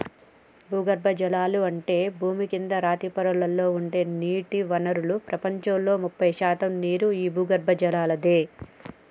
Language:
Telugu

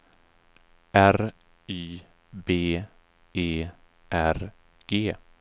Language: Swedish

